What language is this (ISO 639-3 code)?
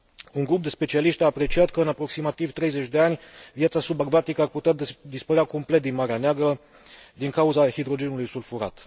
ron